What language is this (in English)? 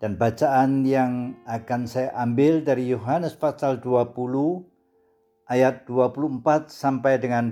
Indonesian